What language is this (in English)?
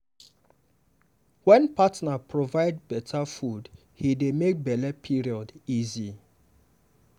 Nigerian Pidgin